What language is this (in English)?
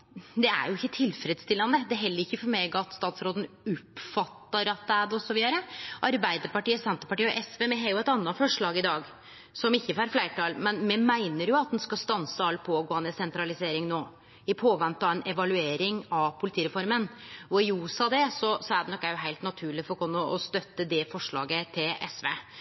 Norwegian Nynorsk